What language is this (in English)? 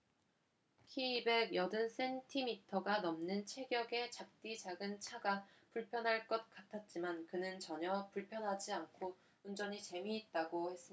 Korean